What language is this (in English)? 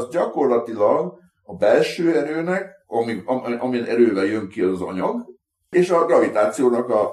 Hungarian